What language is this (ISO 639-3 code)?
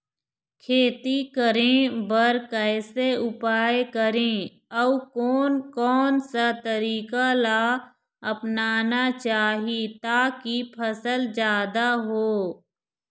hne